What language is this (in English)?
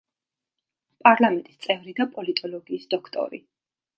Georgian